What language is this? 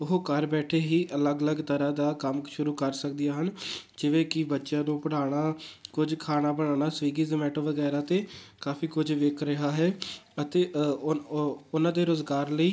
Punjabi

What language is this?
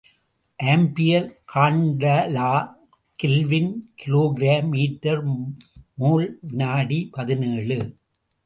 Tamil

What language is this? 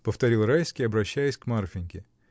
Russian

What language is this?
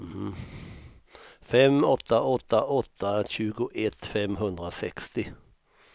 Swedish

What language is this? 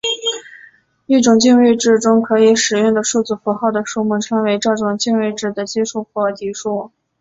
Chinese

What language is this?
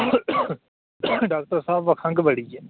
Dogri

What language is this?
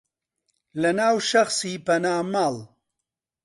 Central Kurdish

